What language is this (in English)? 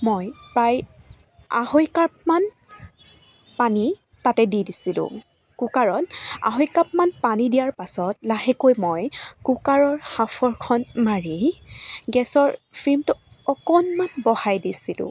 Assamese